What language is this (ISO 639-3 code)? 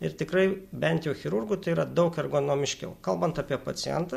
lit